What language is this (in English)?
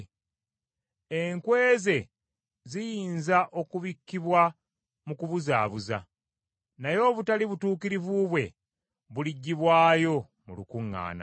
Ganda